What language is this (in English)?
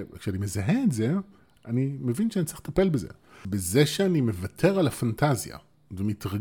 Hebrew